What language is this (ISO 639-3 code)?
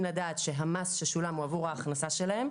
heb